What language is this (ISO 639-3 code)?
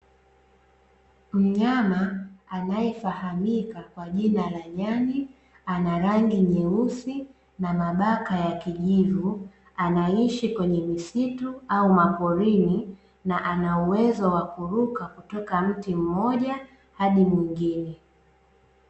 swa